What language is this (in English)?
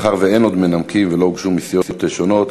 Hebrew